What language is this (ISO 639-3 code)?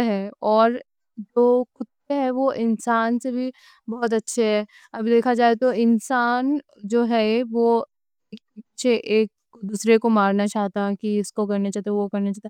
dcc